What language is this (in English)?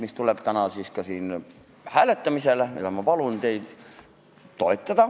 Estonian